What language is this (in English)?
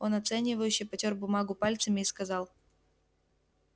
Russian